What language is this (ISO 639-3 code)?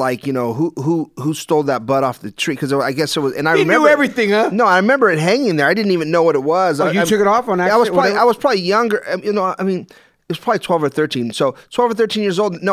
eng